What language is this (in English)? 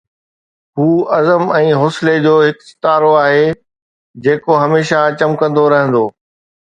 Sindhi